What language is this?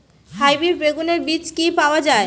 Bangla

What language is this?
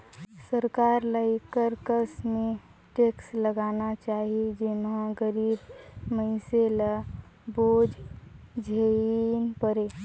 Chhattisgarhi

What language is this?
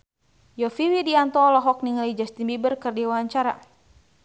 Sundanese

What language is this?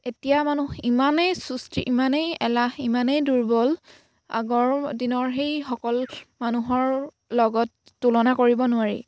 Assamese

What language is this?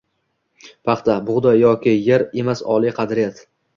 Uzbek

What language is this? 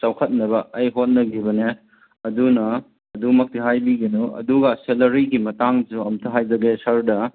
Manipuri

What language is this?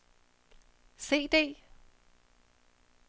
Danish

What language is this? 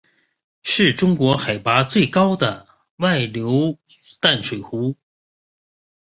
Chinese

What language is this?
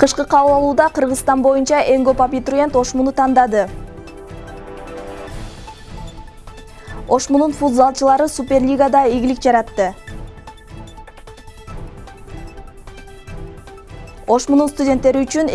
Turkish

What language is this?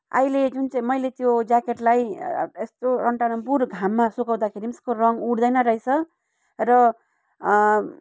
Nepali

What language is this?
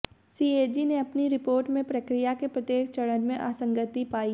Hindi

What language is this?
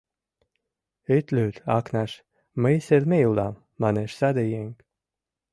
Mari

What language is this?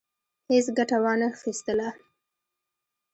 Pashto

